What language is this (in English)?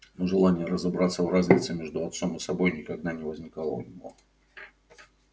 Russian